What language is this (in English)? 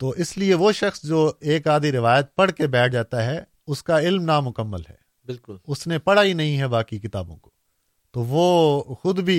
Urdu